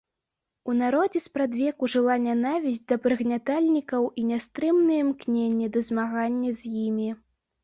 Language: Belarusian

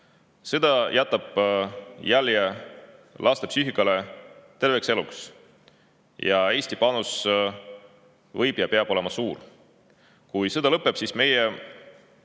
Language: Estonian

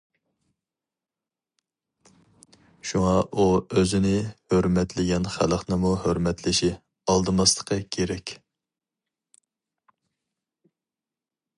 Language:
Uyghur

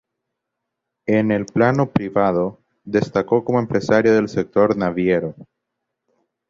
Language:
Spanish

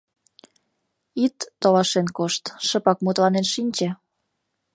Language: Mari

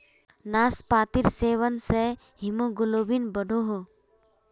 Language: Magahi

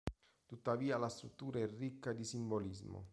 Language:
Italian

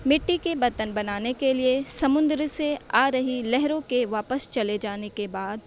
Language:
Urdu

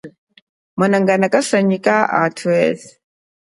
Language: Chokwe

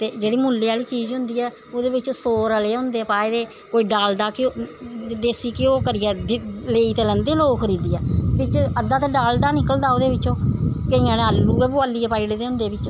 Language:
Dogri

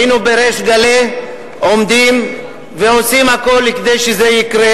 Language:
Hebrew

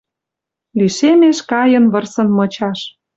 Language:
Western Mari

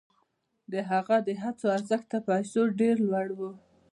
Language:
Pashto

